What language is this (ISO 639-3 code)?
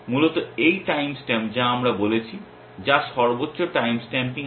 ben